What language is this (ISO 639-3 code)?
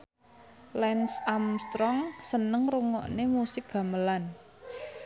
jav